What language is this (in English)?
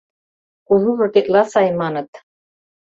Mari